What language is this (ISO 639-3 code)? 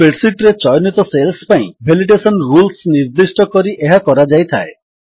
ori